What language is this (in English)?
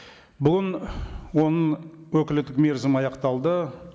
Kazakh